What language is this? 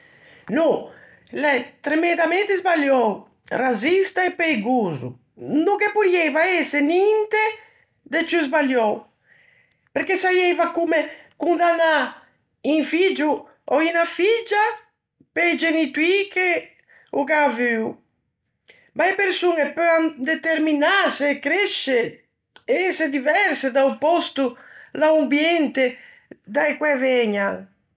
Ligurian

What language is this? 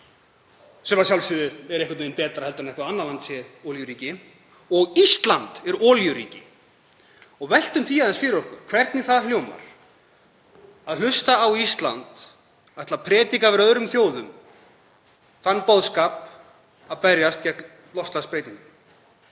Icelandic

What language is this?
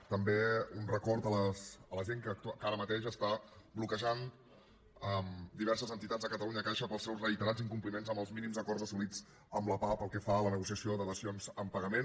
Catalan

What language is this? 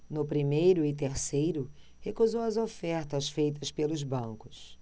Portuguese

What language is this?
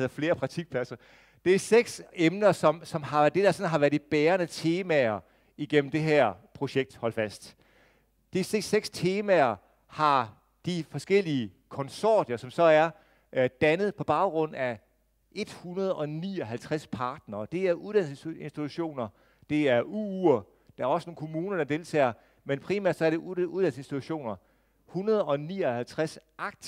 Danish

